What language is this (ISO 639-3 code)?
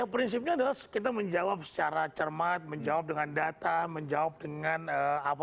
ind